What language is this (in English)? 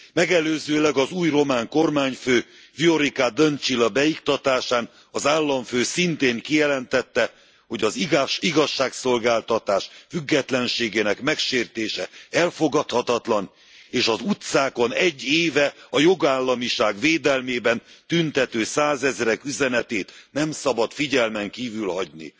Hungarian